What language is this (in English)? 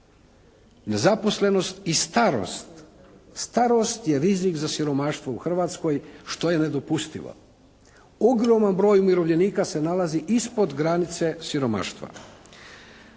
Croatian